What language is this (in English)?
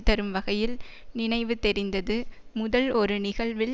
Tamil